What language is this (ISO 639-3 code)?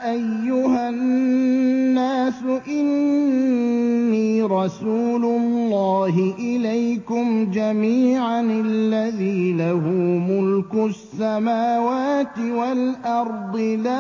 ara